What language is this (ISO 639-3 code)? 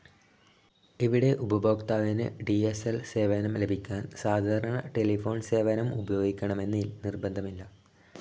mal